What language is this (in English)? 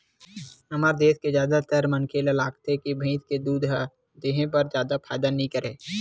Chhattisgarhi